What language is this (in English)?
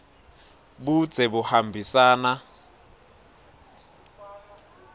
Swati